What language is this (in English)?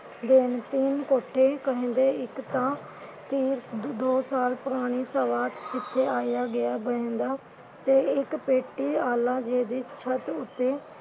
Punjabi